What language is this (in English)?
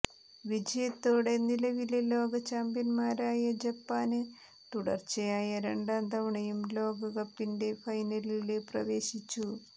Malayalam